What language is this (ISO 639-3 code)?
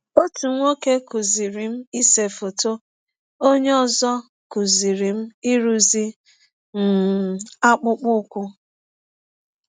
ibo